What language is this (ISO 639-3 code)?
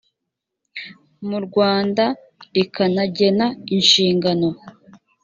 kin